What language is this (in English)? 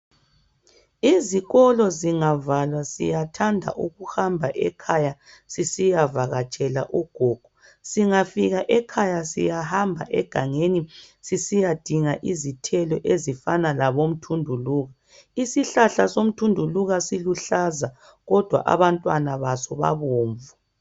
North Ndebele